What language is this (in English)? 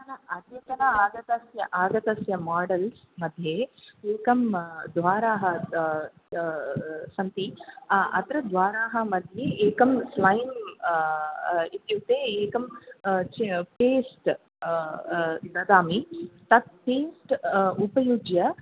Sanskrit